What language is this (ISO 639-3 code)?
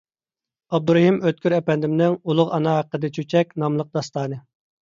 uig